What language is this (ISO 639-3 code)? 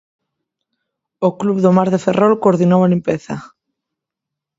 glg